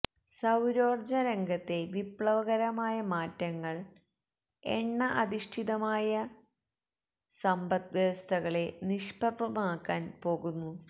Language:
Malayalam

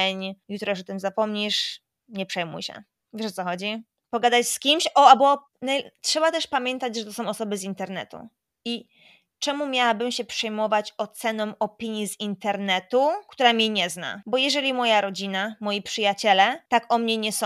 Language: Polish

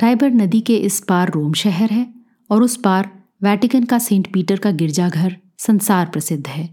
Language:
Hindi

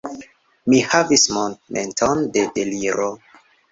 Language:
Esperanto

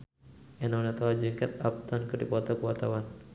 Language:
Sundanese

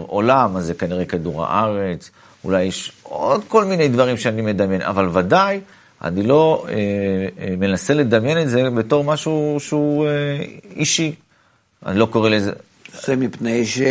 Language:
Hebrew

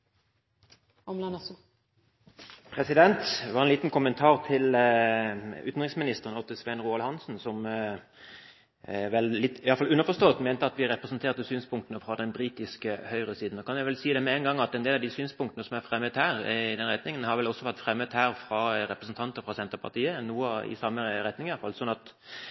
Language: Norwegian Bokmål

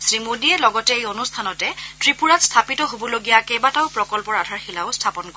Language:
Assamese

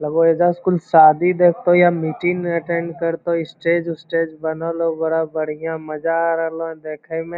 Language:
Magahi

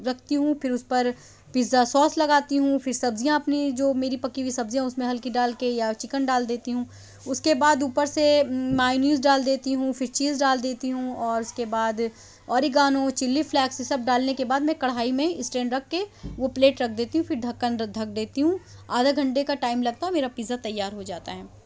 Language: Urdu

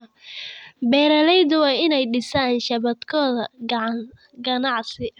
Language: Somali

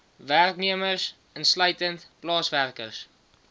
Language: Afrikaans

